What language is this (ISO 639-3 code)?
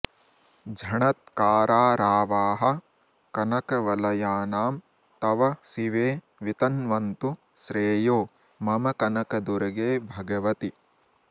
san